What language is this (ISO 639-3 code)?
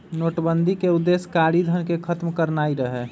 mag